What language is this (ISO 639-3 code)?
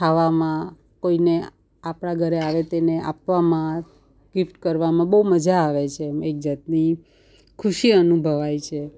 guj